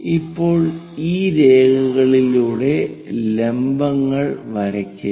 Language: Malayalam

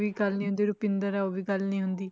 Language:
Punjabi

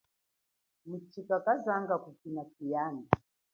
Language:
Chokwe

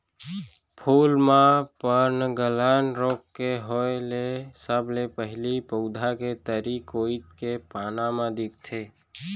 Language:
Chhattisgarhi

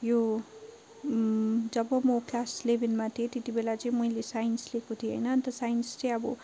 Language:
Nepali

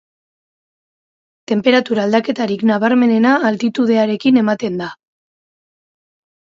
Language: Basque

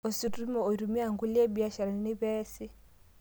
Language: Masai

